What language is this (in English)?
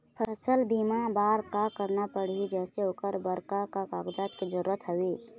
Chhattisgarhi